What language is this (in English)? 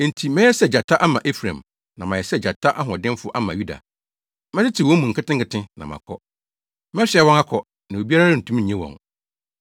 Akan